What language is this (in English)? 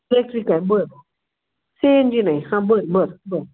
Marathi